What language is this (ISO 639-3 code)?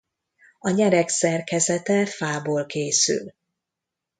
hun